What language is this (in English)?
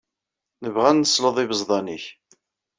Kabyle